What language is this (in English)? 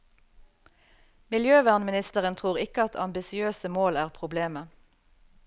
Norwegian